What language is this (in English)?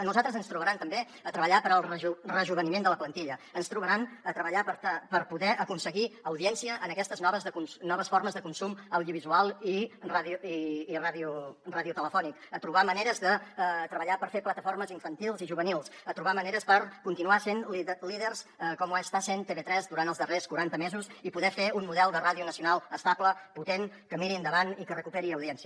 Catalan